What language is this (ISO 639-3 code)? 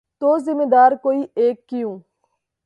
urd